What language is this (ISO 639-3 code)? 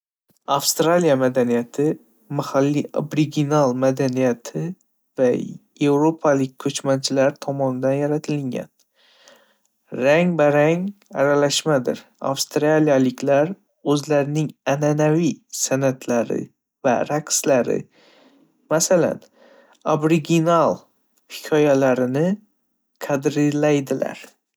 uzb